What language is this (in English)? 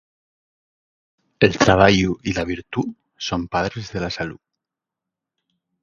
Asturian